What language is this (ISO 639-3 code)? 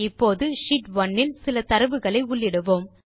tam